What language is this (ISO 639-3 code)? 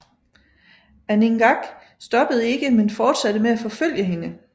dan